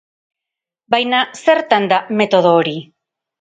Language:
Basque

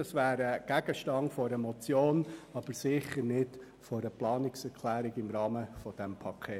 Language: Swiss German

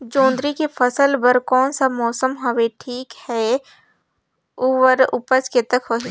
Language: Chhattisgarhi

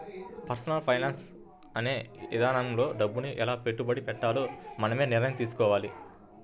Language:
Telugu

